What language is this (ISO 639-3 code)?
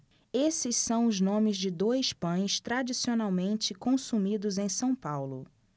por